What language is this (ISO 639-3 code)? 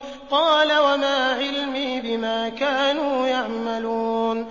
ara